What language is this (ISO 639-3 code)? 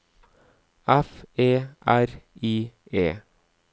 nor